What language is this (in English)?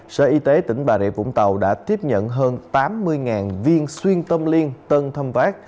Vietnamese